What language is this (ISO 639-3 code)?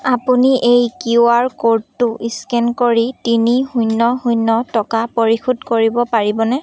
asm